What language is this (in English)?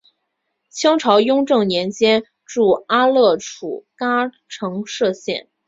Chinese